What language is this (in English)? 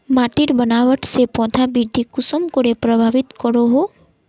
Magahi